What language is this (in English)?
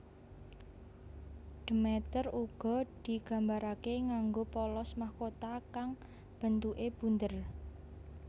Javanese